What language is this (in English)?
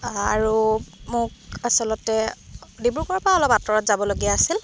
Assamese